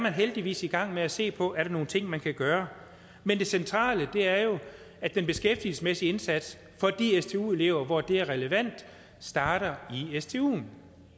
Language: Danish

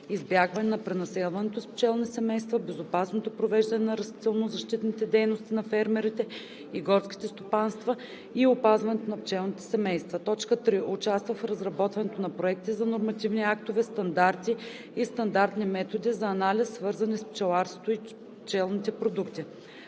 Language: Bulgarian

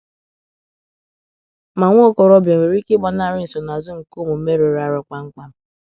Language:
Igbo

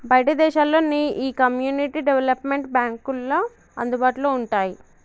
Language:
Telugu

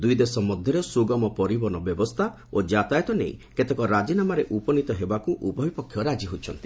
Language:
Odia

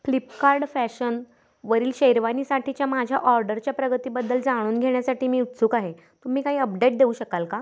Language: Marathi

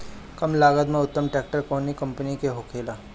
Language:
Bhojpuri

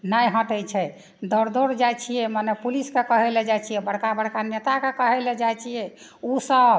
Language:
Maithili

